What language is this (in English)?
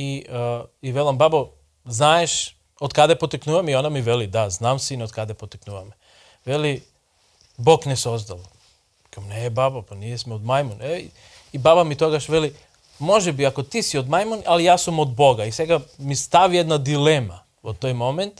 Macedonian